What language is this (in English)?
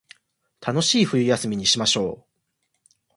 Japanese